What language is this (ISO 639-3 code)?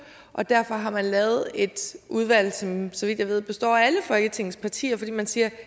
dan